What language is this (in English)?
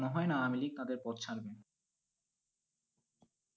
Bangla